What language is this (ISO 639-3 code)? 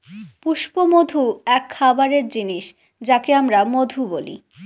ben